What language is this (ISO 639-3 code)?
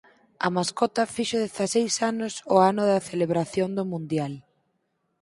glg